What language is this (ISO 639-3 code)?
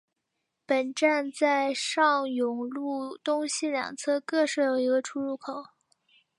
zho